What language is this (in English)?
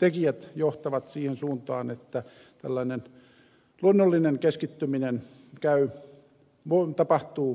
Finnish